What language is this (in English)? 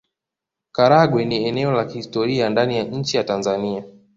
Swahili